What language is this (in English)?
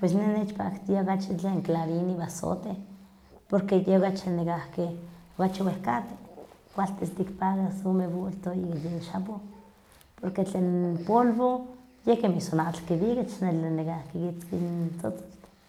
Huaxcaleca Nahuatl